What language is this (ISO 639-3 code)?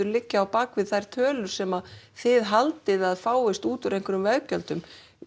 isl